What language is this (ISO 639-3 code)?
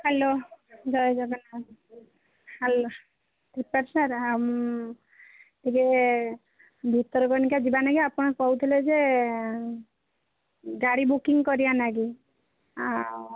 ori